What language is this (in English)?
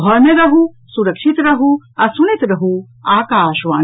Maithili